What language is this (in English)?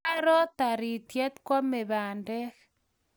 Kalenjin